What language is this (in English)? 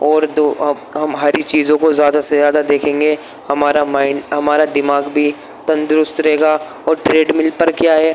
Urdu